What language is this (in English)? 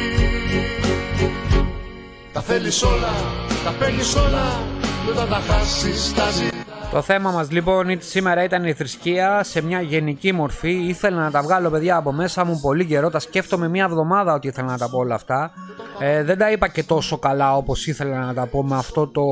Greek